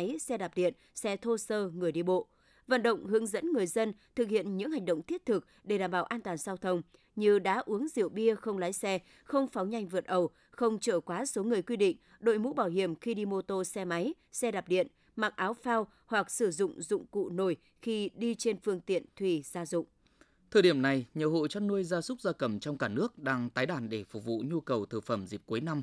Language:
Vietnamese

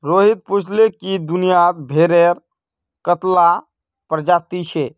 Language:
Magahi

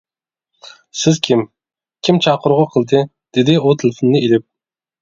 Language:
Uyghur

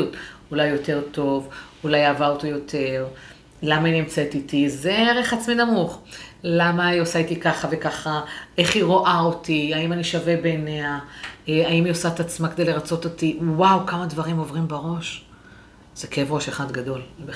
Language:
Hebrew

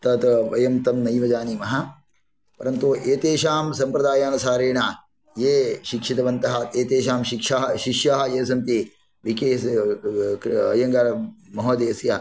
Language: Sanskrit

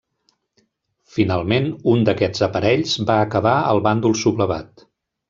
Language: Catalan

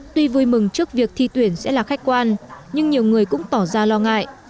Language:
Vietnamese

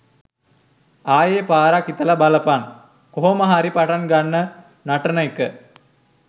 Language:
Sinhala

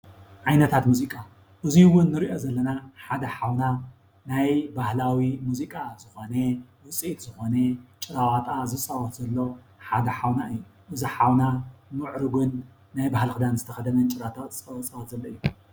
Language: Tigrinya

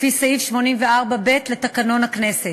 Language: Hebrew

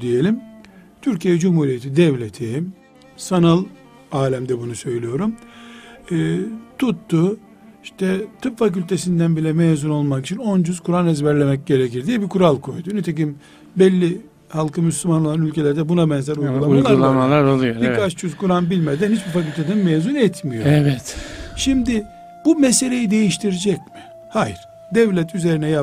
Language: Turkish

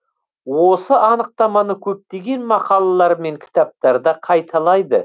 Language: Kazakh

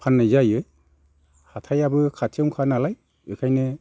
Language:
Bodo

